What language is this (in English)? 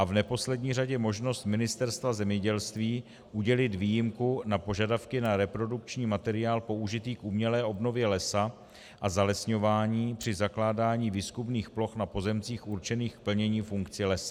Czech